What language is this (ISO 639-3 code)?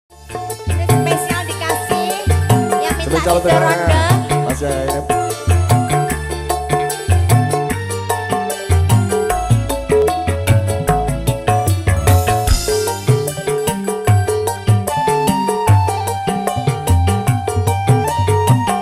ind